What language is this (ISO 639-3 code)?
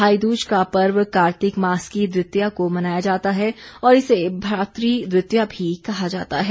hin